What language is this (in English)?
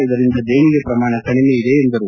Kannada